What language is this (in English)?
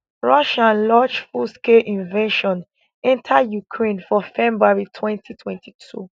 Nigerian Pidgin